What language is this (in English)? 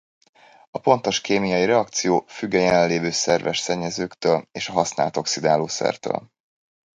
Hungarian